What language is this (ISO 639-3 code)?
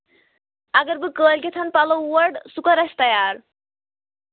kas